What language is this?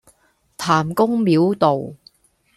Cantonese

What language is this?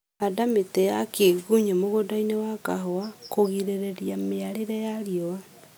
Kikuyu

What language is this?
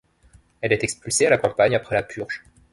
French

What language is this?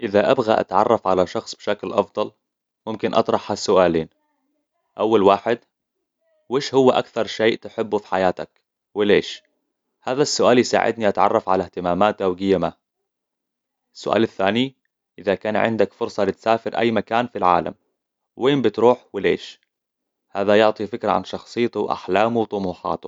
Hijazi Arabic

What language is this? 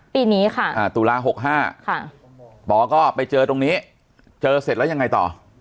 Thai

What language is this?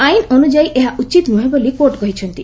Odia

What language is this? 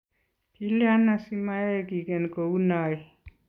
Kalenjin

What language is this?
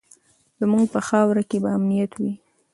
Pashto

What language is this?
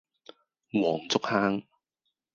Cantonese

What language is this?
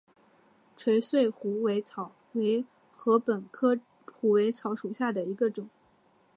Chinese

